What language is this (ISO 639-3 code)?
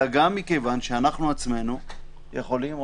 heb